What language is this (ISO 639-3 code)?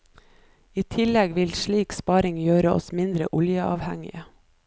nor